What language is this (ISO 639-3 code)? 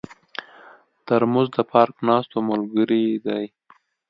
pus